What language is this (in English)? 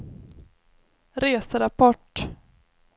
Swedish